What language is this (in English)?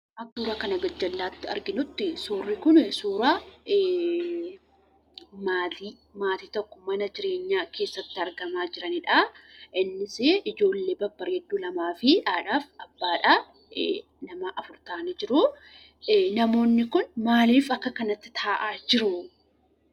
Oromo